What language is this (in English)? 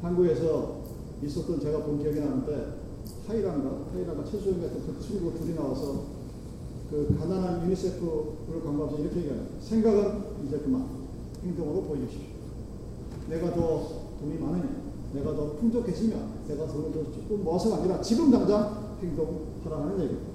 Korean